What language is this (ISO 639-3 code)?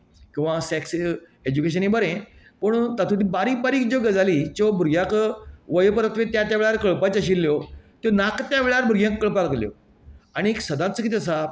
kok